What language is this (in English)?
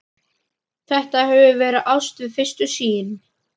Icelandic